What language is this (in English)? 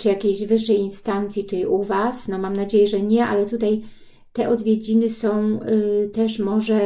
Polish